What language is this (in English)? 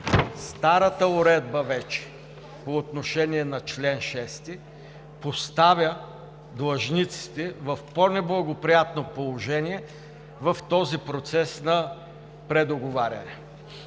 Bulgarian